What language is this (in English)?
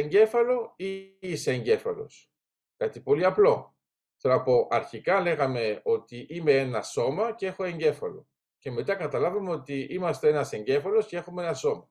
Greek